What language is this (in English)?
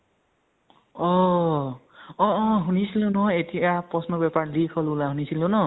Assamese